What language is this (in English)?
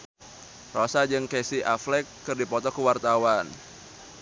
Sundanese